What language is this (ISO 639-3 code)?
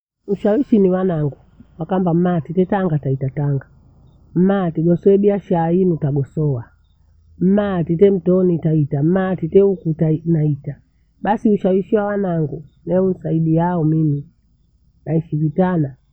bou